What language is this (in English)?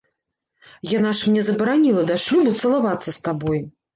Belarusian